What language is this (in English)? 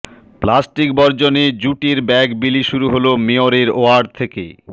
Bangla